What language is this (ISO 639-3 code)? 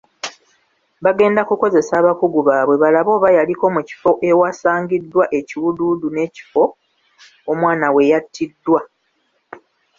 lug